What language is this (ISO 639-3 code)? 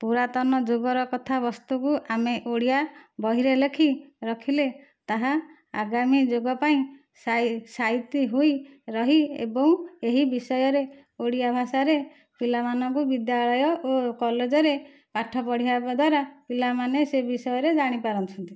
ori